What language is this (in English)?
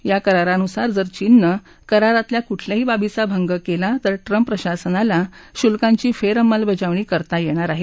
Marathi